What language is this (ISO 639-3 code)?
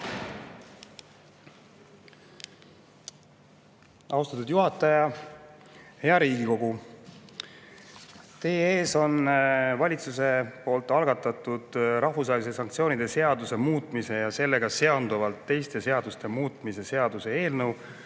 est